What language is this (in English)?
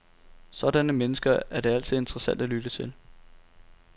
Danish